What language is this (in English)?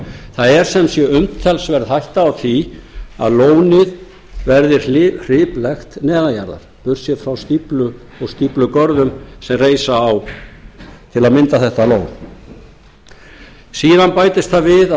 Icelandic